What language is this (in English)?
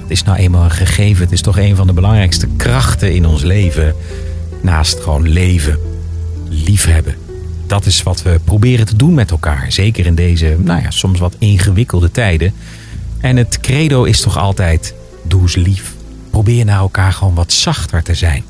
Dutch